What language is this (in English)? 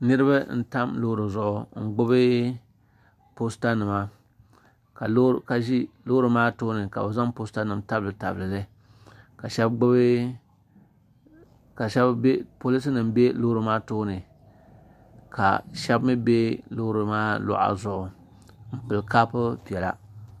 Dagbani